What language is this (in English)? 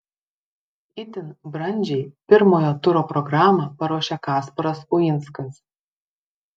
Lithuanian